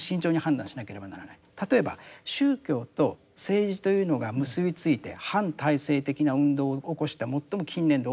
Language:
Japanese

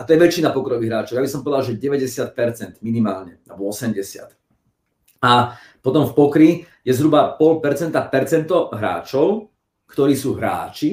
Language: Slovak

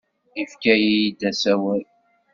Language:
Kabyle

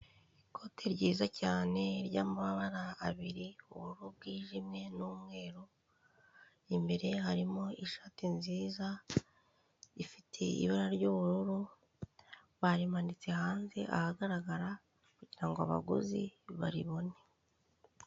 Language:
Kinyarwanda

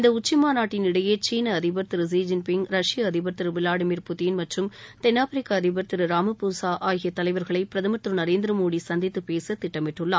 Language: Tamil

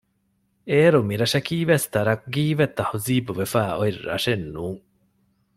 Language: Divehi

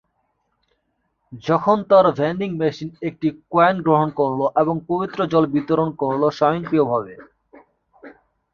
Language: Bangla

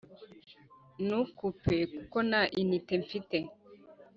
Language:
Kinyarwanda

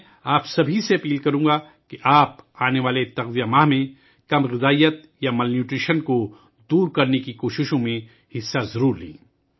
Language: Urdu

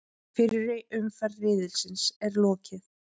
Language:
Icelandic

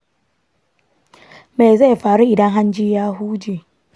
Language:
Hausa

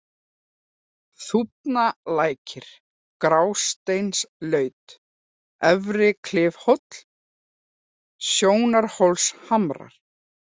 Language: Icelandic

